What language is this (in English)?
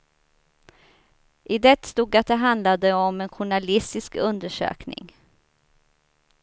Swedish